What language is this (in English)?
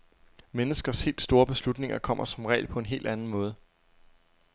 Danish